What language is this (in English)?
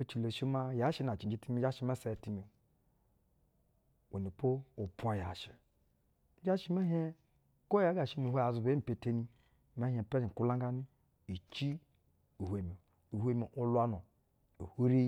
Basa (Nigeria)